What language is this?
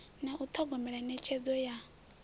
Venda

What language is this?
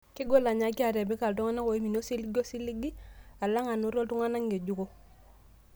Masai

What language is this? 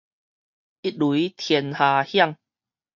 Min Nan Chinese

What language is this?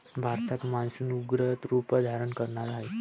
Marathi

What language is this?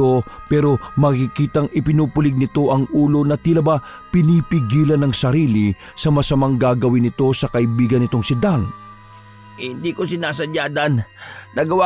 Filipino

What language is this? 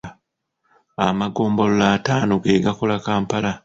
Ganda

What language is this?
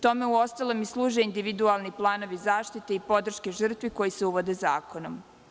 Serbian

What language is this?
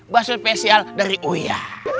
Indonesian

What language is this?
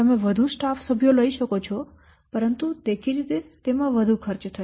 Gujarati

